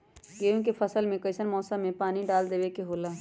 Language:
Magahi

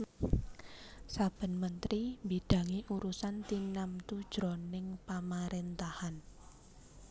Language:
Javanese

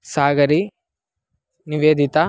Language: Sanskrit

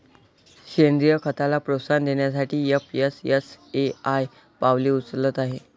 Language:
Marathi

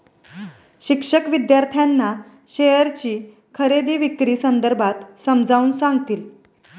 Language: Marathi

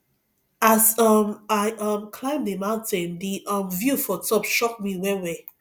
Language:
Nigerian Pidgin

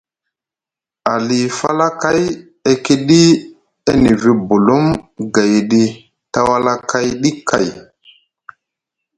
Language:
Musgu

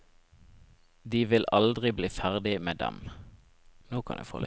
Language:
Norwegian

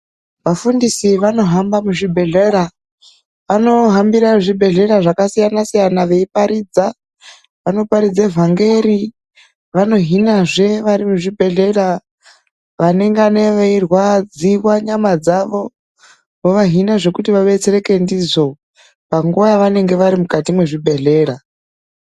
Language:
Ndau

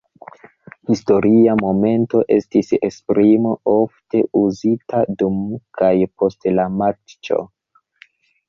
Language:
Esperanto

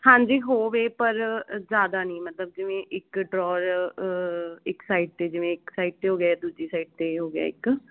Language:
Punjabi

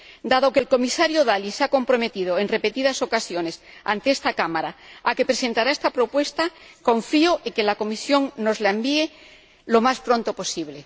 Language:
Spanish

